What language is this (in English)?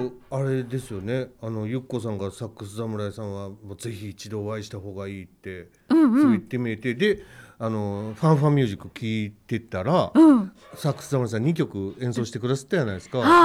Japanese